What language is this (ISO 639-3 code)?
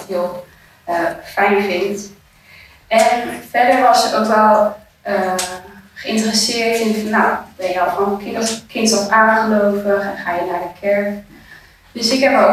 nld